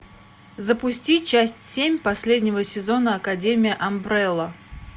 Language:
Russian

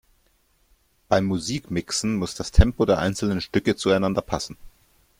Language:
German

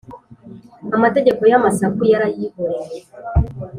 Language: Kinyarwanda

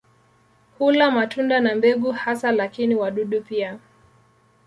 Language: Swahili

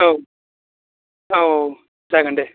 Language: Bodo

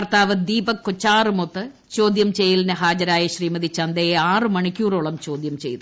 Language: Malayalam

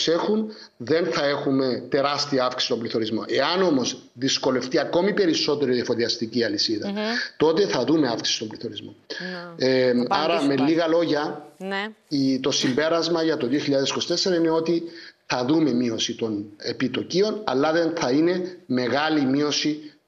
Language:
Greek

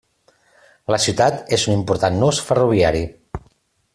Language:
Catalan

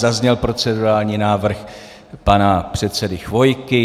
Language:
Czech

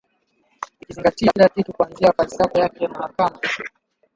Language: Swahili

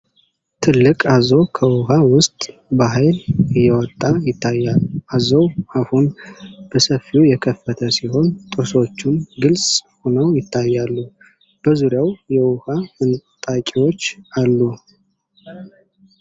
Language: Amharic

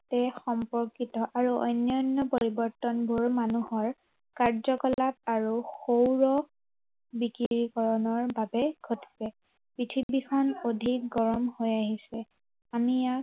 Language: Assamese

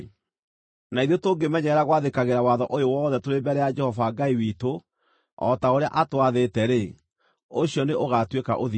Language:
Kikuyu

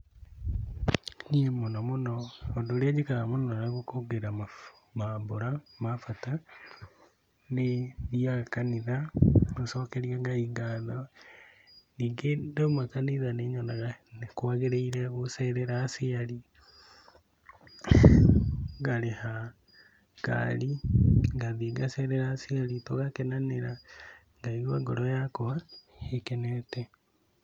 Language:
Kikuyu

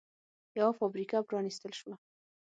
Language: Pashto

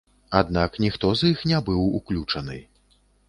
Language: Belarusian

